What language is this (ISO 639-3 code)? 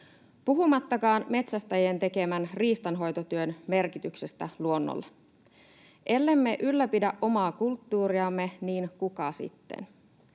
fin